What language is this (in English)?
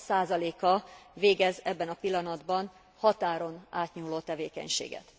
Hungarian